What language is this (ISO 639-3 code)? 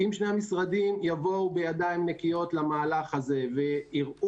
heb